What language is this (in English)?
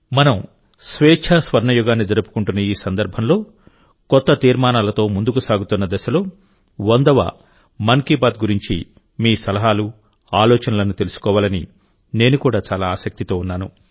Telugu